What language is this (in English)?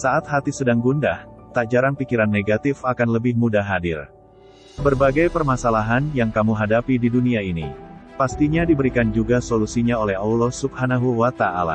Indonesian